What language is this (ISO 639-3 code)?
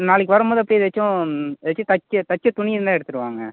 tam